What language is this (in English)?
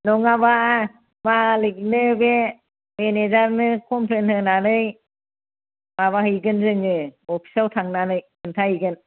Bodo